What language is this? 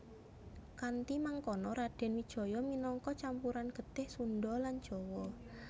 Javanese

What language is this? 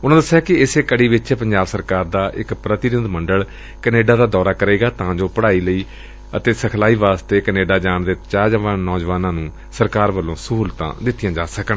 Punjabi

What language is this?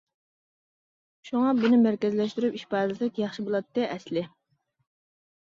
Uyghur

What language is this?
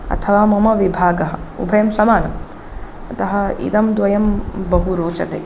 Sanskrit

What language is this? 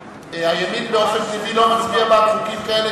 Hebrew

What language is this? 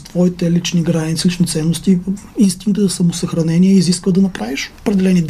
Bulgarian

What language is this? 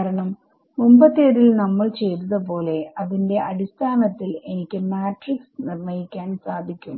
Malayalam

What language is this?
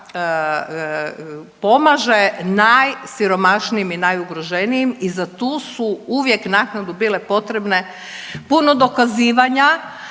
Croatian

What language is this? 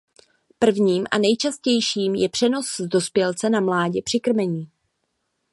Czech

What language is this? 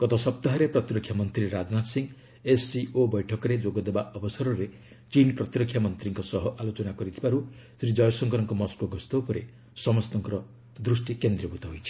Odia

